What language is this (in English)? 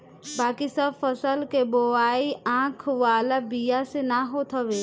Bhojpuri